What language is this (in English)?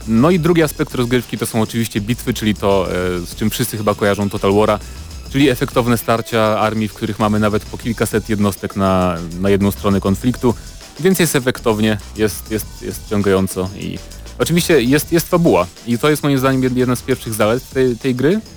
Polish